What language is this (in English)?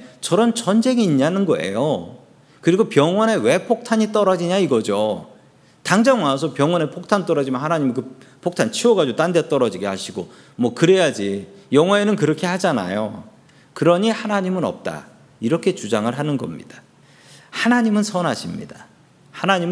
Korean